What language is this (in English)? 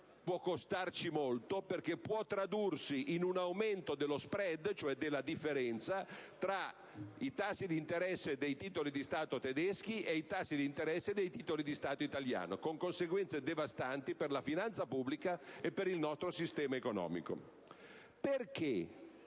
Italian